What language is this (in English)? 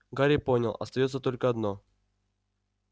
Russian